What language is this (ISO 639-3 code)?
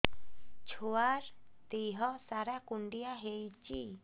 ori